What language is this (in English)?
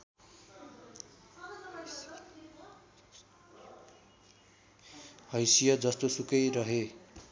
Nepali